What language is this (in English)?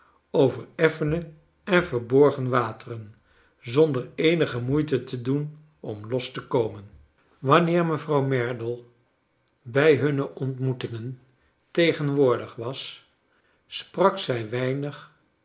Dutch